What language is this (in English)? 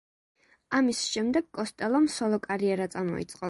Georgian